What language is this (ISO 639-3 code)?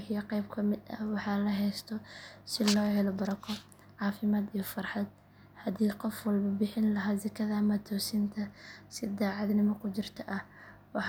som